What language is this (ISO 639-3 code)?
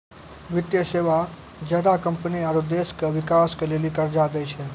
mai